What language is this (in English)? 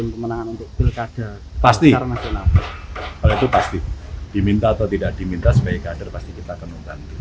Indonesian